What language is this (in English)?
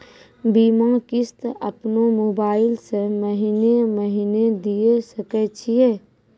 Maithili